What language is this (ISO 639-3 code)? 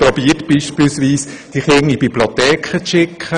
gsw